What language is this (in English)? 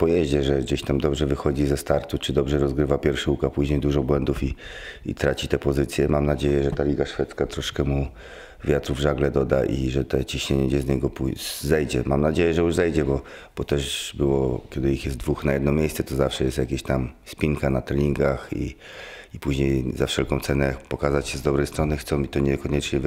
Polish